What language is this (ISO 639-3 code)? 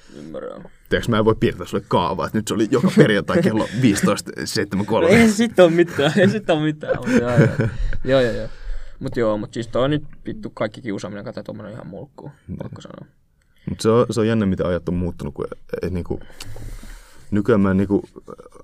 fin